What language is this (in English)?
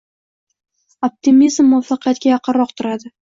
Uzbek